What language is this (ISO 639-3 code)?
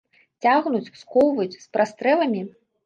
bel